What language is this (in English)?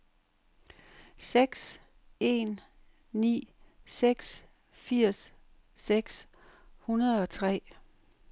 Danish